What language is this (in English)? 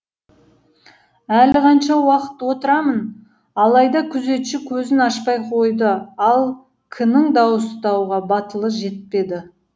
Kazakh